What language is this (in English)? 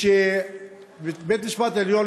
Hebrew